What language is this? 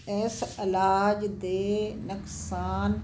Punjabi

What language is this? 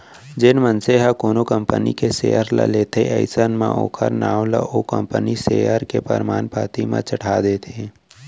Chhattisgarhi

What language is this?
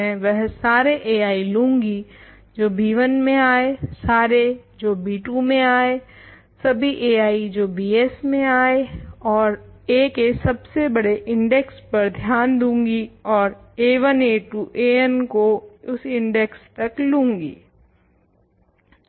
Hindi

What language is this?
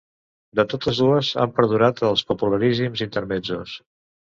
Catalan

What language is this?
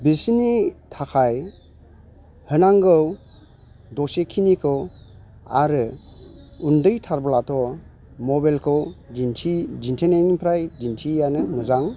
Bodo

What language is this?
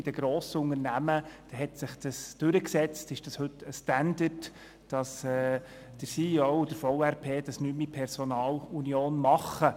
Swiss German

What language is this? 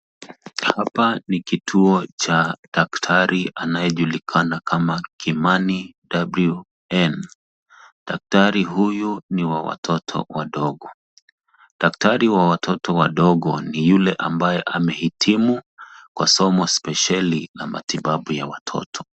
Swahili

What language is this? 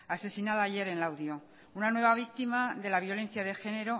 Spanish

